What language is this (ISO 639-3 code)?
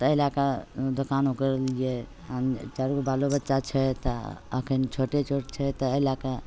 mai